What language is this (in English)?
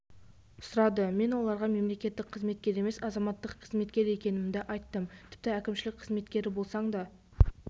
Kazakh